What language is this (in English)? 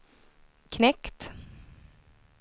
Swedish